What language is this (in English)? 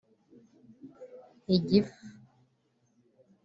Kinyarwanda